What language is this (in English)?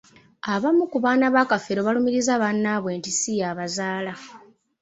Ganda